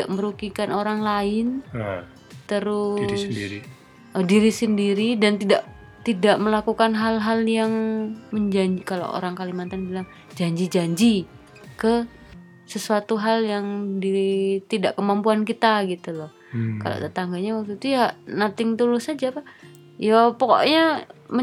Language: Indonesian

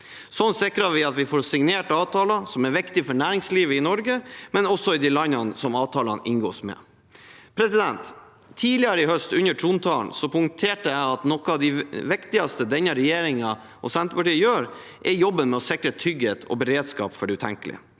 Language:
Norwegian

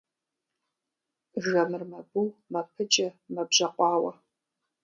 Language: Kabardian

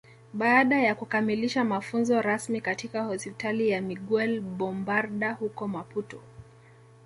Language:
Swahili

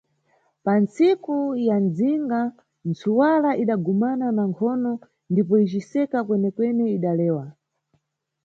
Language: Nyungwe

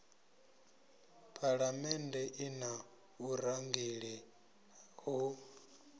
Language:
Venda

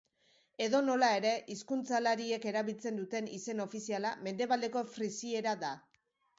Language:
Basque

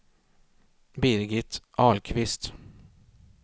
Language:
Swedish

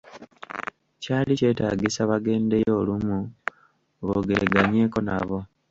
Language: Ganda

